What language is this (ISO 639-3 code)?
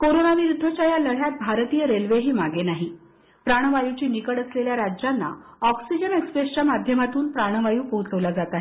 mar